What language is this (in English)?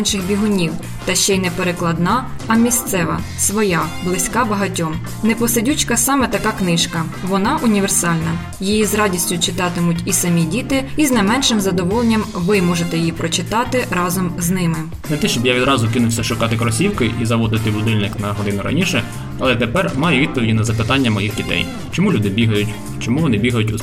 Ukrainian